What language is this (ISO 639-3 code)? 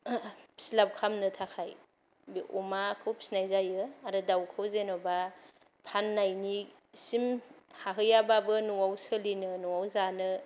brx